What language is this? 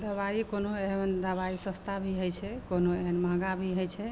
Maithili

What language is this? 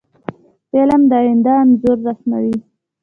Pashto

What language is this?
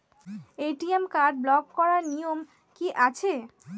Bangla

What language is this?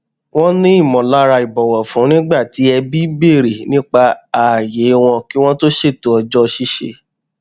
Yoruba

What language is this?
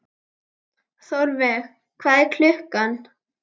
Icelandic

